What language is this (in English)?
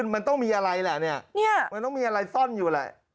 Thai